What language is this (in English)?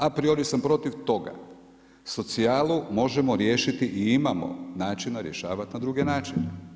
Croatian